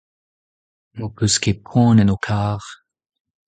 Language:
Breton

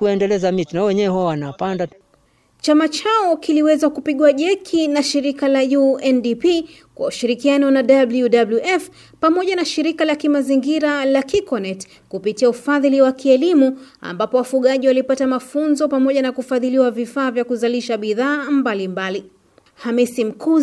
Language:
Swahili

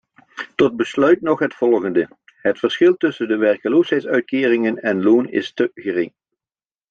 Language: Dutch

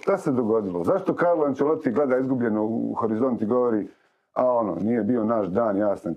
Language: Croatian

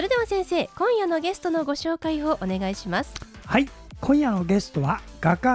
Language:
Japanese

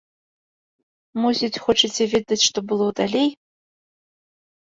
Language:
Belarusian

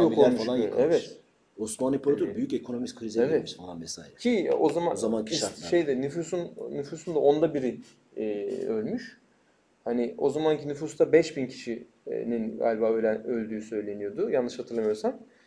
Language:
Turkish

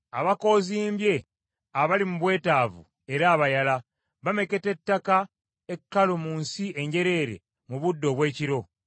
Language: Ganda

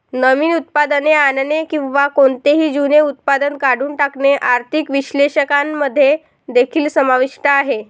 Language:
Marathi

